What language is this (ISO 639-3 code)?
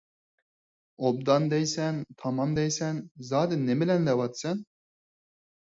uig